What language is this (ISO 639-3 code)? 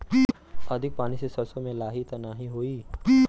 bho